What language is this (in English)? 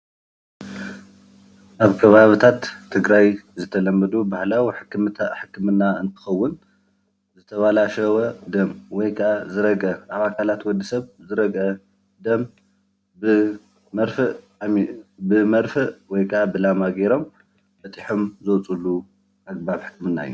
Tigrinya